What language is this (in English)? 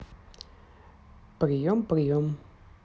Russian